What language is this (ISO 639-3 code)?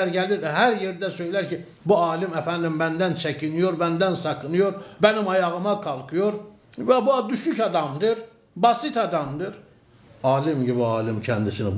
tur